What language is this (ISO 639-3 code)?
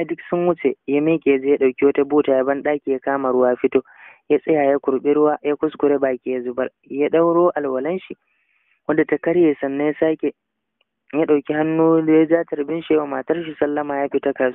ara